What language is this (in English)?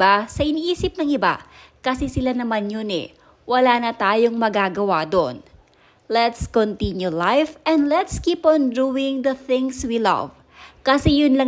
Filipino